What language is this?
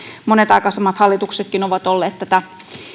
Finnish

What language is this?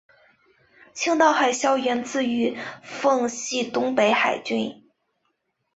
Chinese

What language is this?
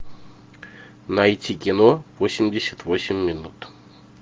Russian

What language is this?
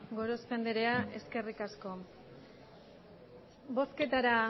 Basque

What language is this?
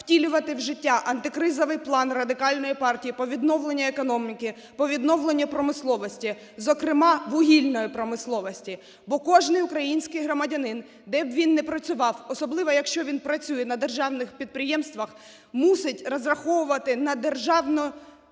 Ukrainian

